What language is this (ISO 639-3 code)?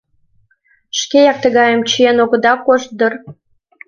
chm